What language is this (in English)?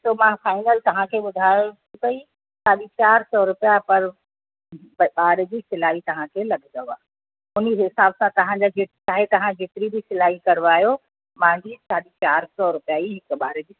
Sindhi